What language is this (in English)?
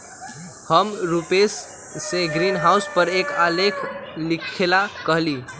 Magahi